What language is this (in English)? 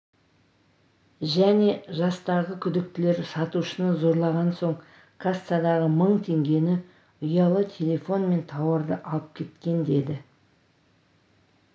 Kazakh